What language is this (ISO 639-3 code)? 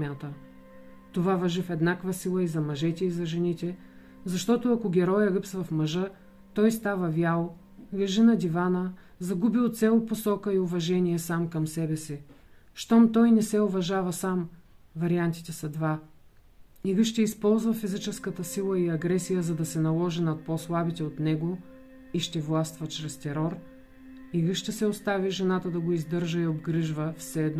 bul